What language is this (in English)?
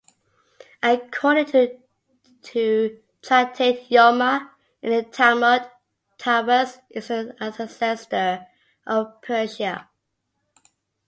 English